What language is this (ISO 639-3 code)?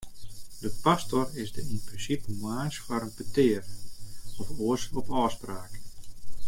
fry